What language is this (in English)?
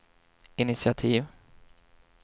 Swedish